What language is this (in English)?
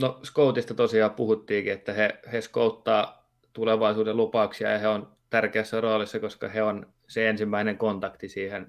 Finnish